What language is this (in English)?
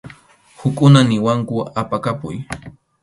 Arequipa-La Unión Quechua